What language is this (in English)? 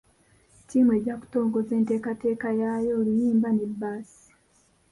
Ganda